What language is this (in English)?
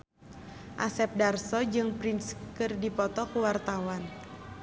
Sundanese